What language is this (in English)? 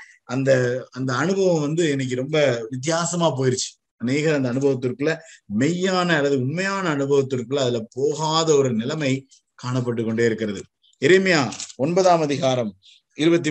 Tamil